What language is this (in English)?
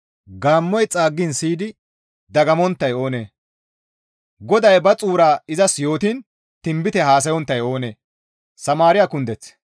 Gamo